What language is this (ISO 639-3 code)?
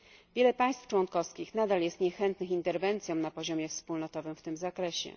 pol